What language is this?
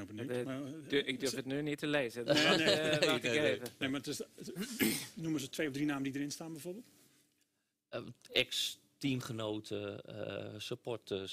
Dutch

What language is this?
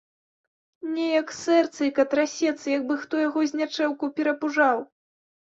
Belarusian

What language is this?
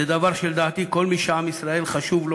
Hebrew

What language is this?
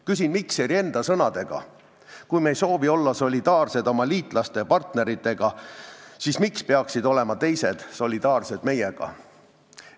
Estonian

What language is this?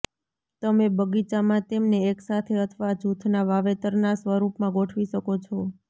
Gujarati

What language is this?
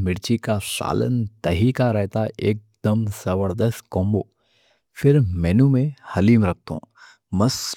Deccan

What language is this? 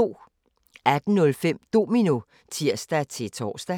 Danish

